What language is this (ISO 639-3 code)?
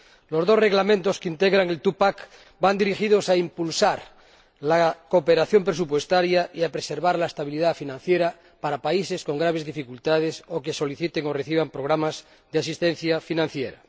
spa